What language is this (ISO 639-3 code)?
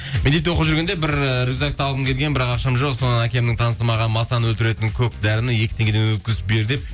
kaz